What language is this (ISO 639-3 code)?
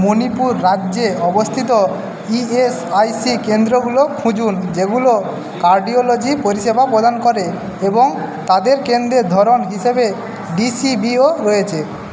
ben